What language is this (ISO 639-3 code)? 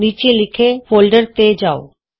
pan